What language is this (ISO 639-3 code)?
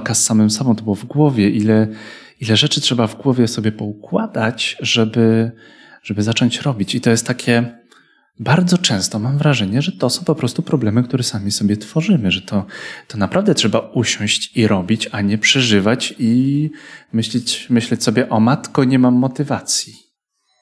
pol